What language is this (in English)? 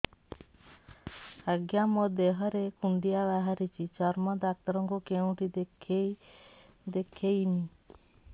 Odia